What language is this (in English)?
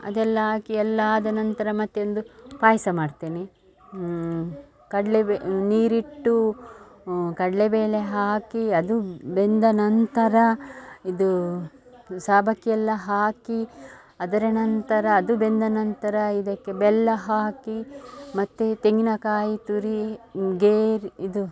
Kannada